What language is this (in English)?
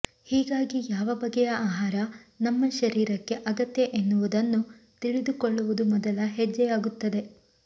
Kannada